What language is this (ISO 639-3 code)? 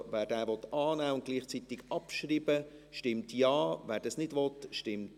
gsw